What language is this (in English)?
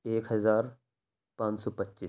Urdu